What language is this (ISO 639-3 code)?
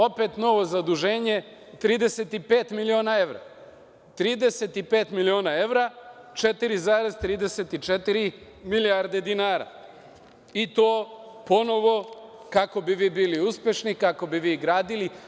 srp